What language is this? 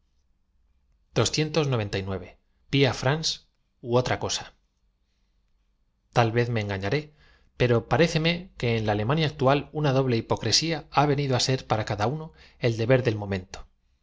Spanish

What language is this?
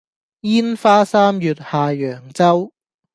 Cantonese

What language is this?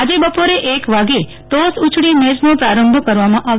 Gujarati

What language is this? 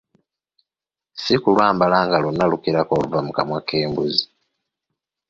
Ganda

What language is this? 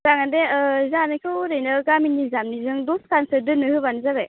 Bodo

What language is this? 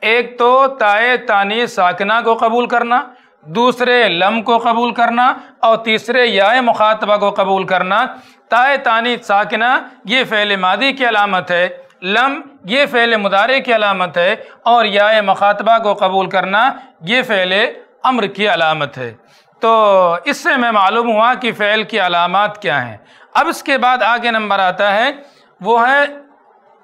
Hindi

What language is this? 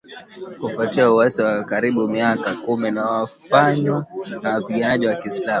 Swahili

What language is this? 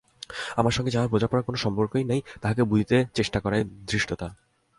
Bangla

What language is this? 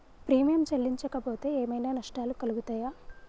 Telugu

